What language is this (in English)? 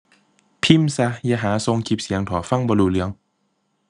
Thai